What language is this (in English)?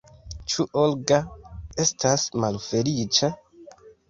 Esperanto